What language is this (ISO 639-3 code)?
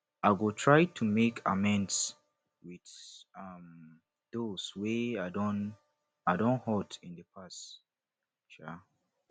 pcm